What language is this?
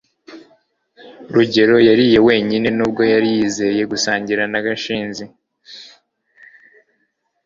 Kinyarwanda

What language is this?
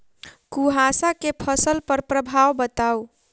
Maithili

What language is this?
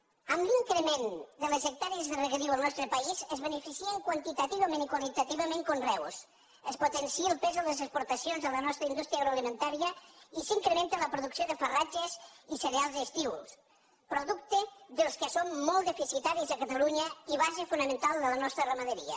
Catalan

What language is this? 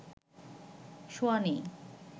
Bangla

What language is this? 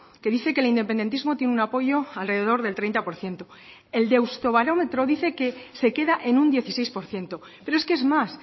Spanish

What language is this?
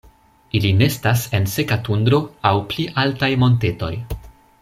Esperanto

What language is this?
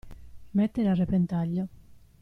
Italian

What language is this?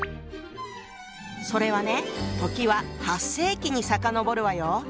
Japanese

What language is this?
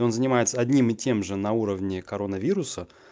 Russian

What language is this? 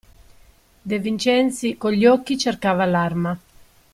Italian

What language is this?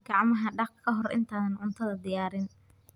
Somali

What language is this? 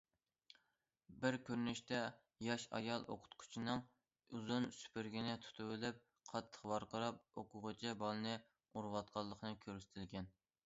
Uyghur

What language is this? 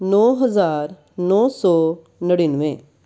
Punjabi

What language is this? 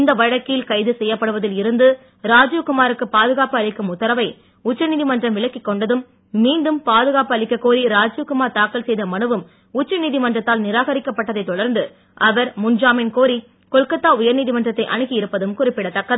Tamil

